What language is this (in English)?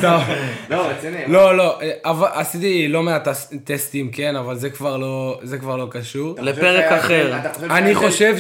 Hebrew